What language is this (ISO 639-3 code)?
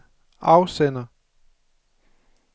dan